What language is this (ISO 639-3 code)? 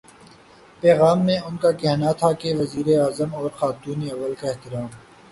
urd